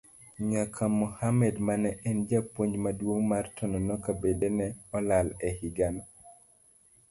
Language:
Luo (Kenya and Tanzania)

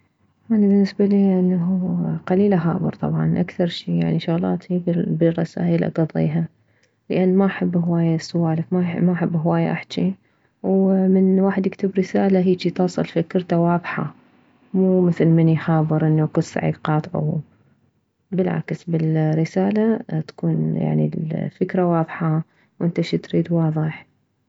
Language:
Mesopotamian Arabic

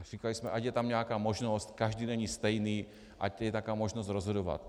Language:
Czech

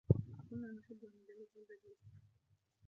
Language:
Arabic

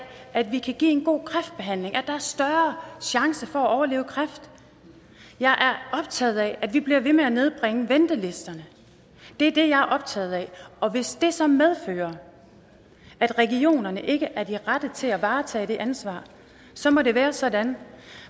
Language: Danish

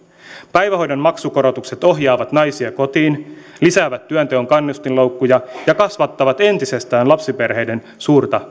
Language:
Finnish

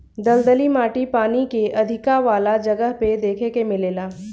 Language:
Bhojpuri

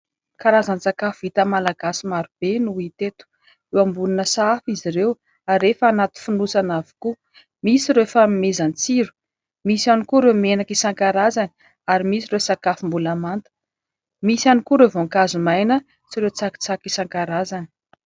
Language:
Malagasy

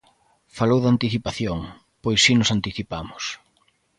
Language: Galician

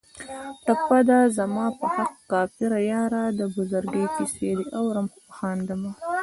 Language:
Pashto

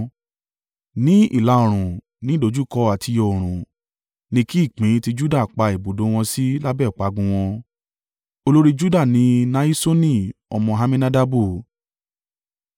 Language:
Yoruba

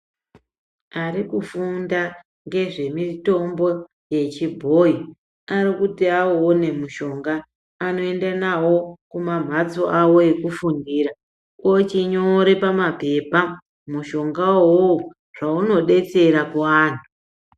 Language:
Ndau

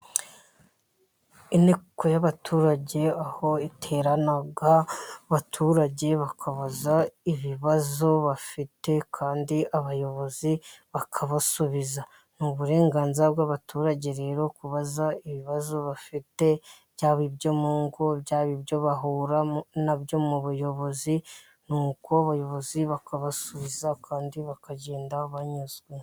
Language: Kinyarwanda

